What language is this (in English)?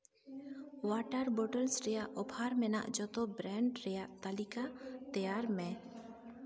Santali